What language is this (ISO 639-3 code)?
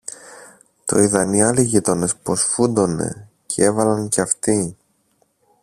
ell